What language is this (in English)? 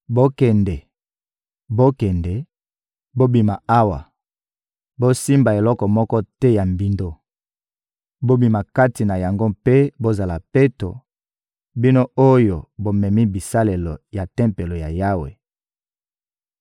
Lingala